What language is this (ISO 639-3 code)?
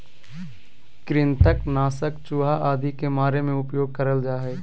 mag